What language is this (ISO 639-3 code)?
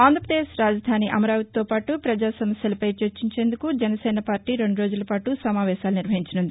tel